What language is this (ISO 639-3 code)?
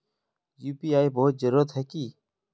mag